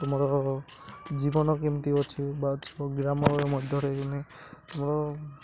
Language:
Odia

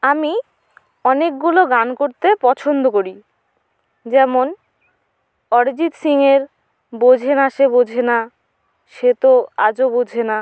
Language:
Bangla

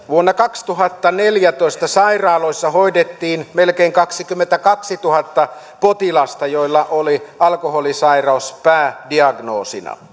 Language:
Finnish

